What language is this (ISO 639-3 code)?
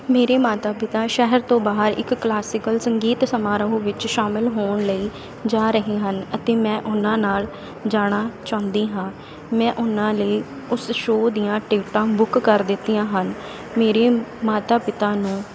pan